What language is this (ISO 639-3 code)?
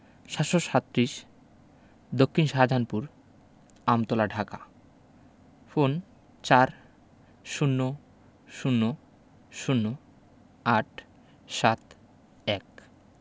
ben